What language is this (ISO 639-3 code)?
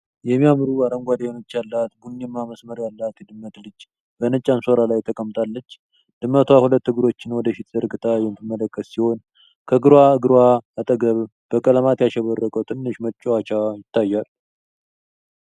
amh